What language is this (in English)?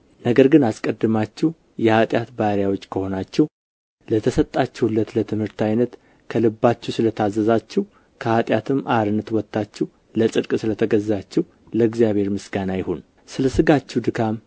Amharic